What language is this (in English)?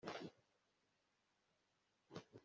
Kinyarwanda